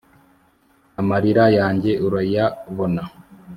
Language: Kinyarwanda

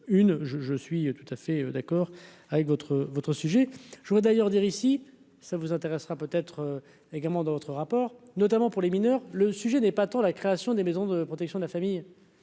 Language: French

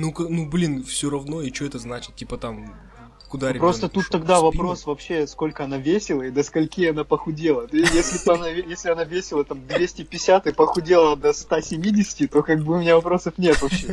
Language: Russian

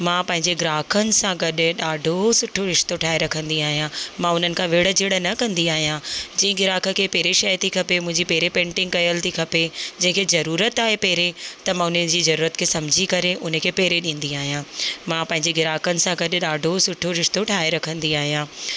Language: Sindhi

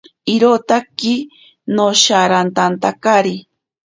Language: Ashéninka Perené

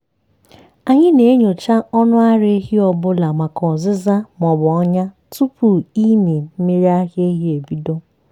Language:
Igbo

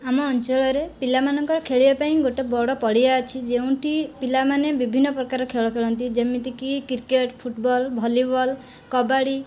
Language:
Odia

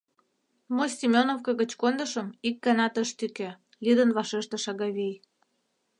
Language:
Mari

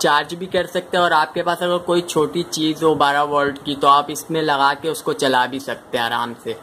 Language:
Hindi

